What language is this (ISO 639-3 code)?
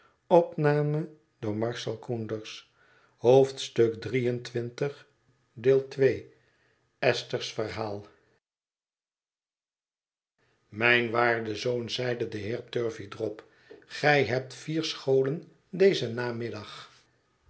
nld